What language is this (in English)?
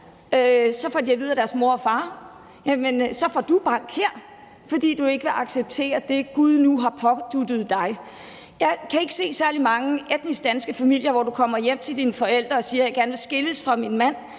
Danish